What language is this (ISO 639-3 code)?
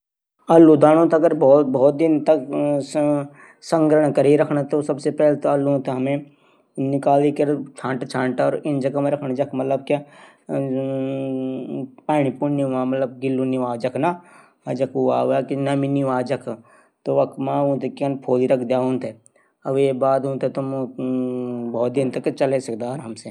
gbm